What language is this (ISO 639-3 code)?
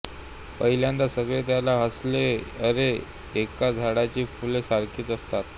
mar